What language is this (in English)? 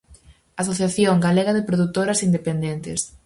Galician